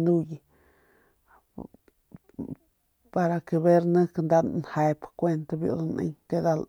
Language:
Northern Pame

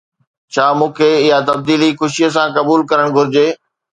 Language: Sindhi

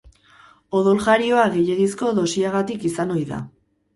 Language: Basque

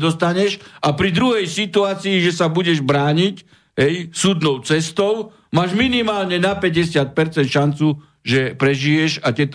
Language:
Slovak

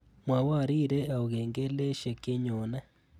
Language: Kalenjin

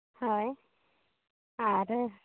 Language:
Santali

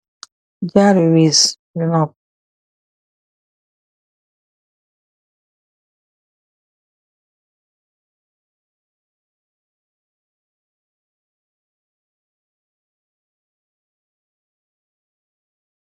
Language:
Wolof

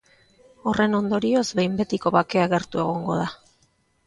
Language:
Basque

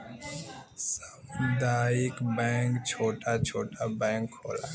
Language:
Bhojpuri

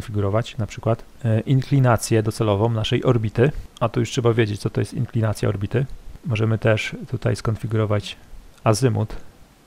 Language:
Polish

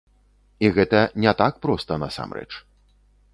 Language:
Belarusian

